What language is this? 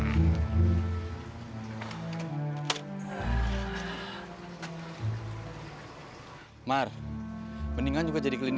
Indonesian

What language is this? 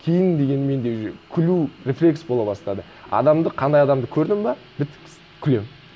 Kazakh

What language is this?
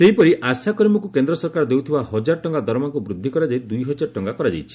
Odia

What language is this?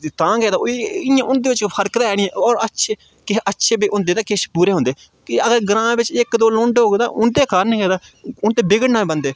Dogri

